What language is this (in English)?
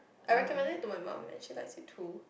English